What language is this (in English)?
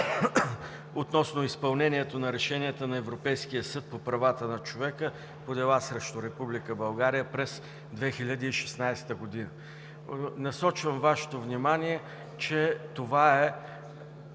Bulgarian